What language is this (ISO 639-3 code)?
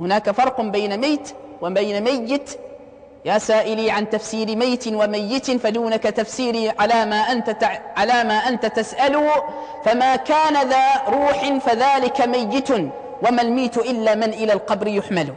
ara